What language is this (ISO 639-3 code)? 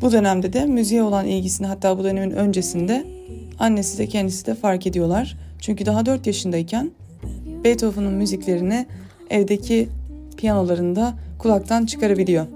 tur